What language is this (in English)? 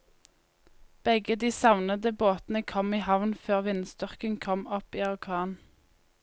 Norwegian